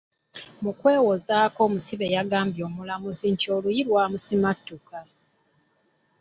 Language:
Ganda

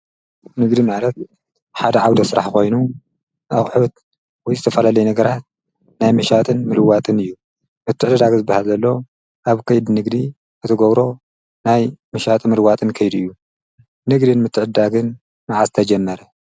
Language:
Tigrinya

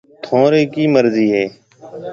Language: Marwari (Pakistan)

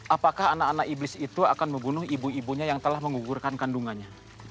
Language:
Indonesian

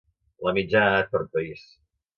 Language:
Catalan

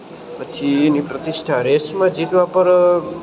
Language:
Gujarati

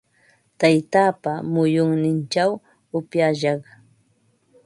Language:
Ambo-Pasco Quechua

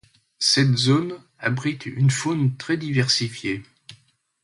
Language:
French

